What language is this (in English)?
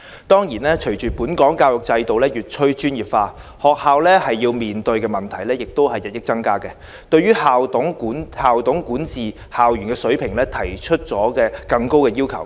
Cantonese